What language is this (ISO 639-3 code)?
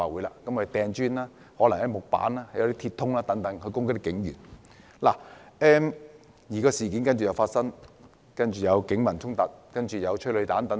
yue